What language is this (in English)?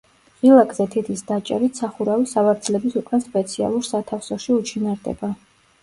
Georgian